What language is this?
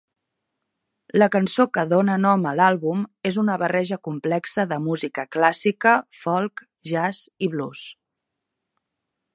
Catalan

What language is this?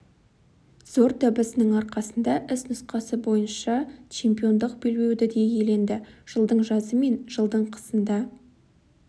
Kazakh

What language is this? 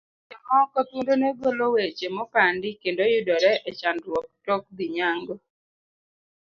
Luo (Kenya and Tanzania)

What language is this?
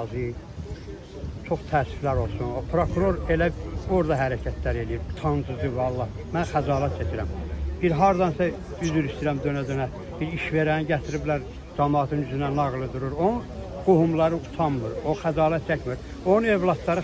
Turkish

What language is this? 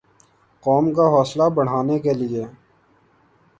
Urdu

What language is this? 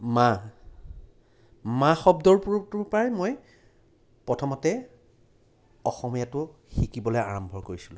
Assamese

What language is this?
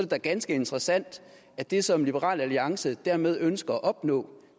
Danish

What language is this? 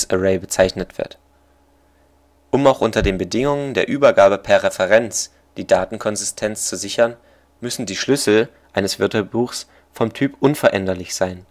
German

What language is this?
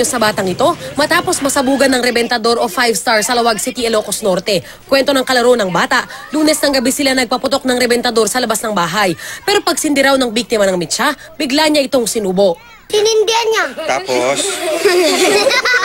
Filipino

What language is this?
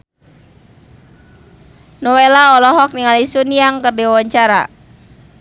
Sundanese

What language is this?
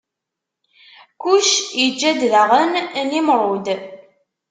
Kabyle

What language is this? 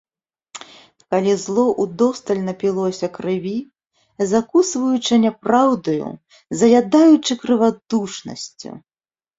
Belarusian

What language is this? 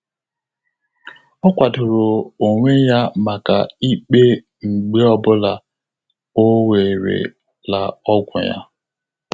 Igbo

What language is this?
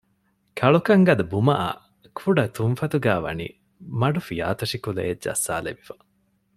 Divehi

